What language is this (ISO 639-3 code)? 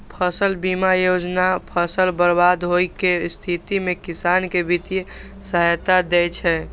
mai